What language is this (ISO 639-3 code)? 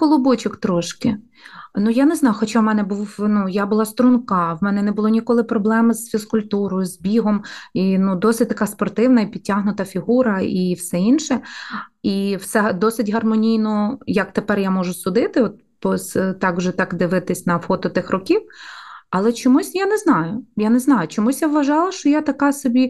ukr